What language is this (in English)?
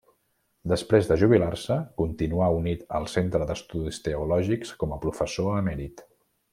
Catalan